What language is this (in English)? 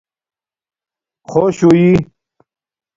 Domaaki